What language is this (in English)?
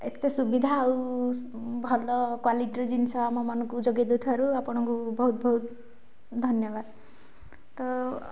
Odia